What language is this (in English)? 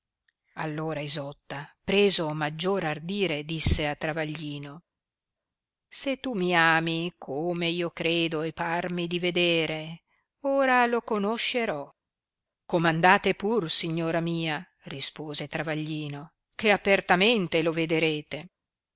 Italian